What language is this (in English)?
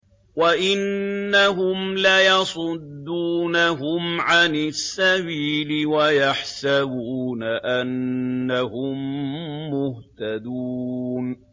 Arabic